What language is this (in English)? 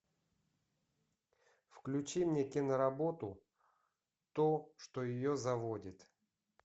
Russian